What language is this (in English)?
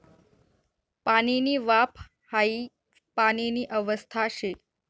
Marathi